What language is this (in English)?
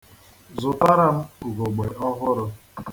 Igbo